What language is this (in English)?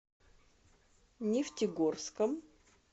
Russian